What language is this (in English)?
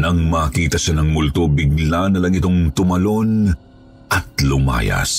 Filipino